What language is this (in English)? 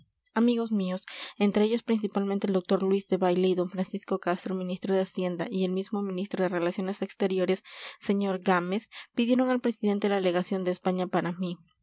Spanish